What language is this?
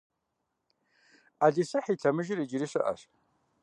Kabardian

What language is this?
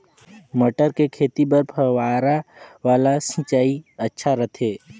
Chhattisgarhi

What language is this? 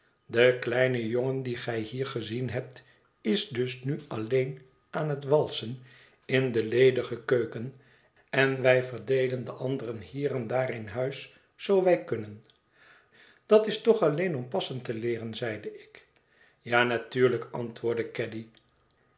Dutch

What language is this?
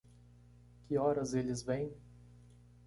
Portuguese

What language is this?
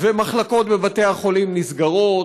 Hebrew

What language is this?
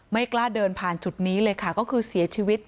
Thai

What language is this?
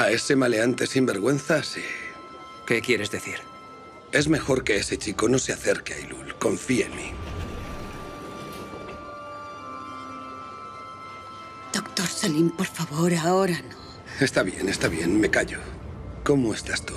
Spanish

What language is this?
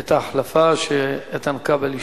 Hebrew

